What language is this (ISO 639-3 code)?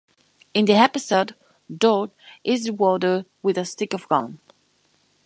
eng